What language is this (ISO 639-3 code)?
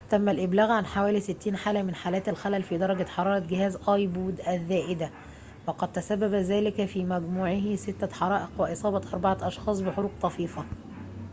ara